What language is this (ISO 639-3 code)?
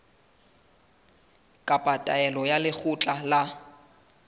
sot